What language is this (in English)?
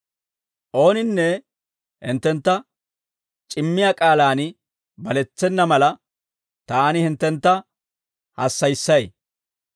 Dawro